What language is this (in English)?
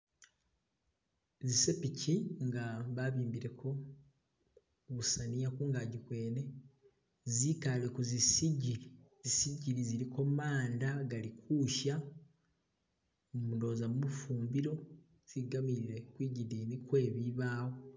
Masaaba